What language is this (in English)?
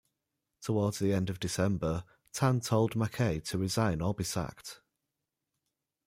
English